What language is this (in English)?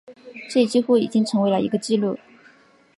Chinese